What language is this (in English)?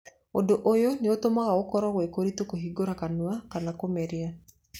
Kikuyu